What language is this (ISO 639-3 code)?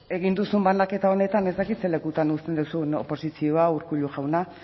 eus